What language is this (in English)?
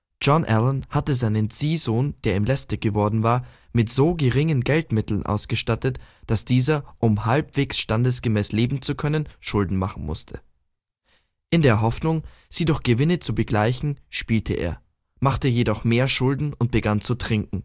German